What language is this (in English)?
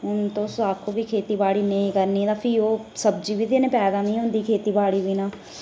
Dogri